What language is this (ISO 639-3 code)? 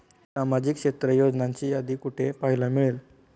mar